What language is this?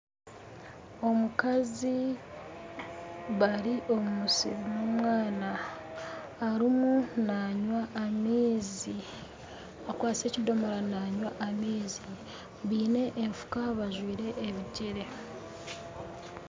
Nyankole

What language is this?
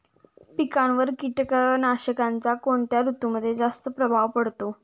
Marathi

